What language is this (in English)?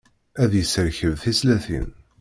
Kabyle